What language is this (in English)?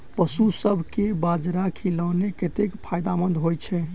Maithili